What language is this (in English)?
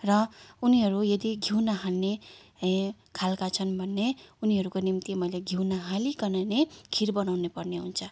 Nepali